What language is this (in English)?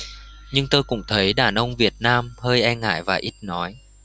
Vietnamese